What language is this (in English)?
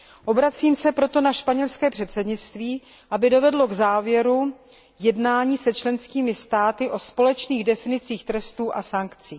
Czech